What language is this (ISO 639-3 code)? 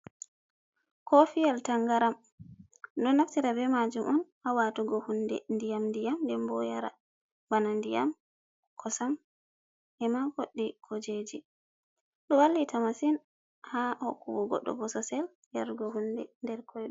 ful